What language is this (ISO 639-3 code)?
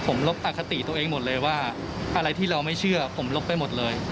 tha